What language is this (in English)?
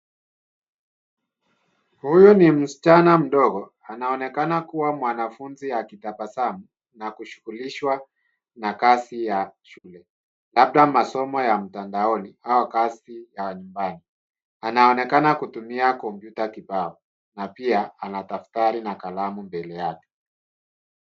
Swahili